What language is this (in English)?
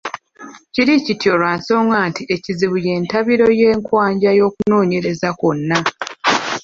Ganda